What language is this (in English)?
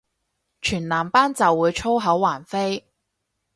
Cantonese